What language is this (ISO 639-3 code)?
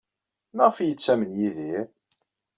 kab